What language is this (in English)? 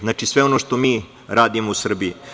Serbian